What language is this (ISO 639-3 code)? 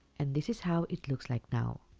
eng